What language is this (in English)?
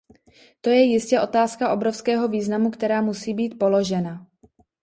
Czech